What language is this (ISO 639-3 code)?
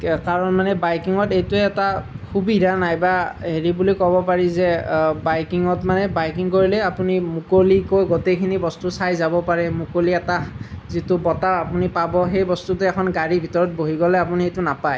asm